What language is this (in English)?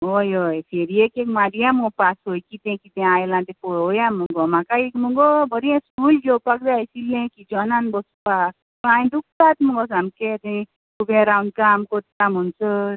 Konkani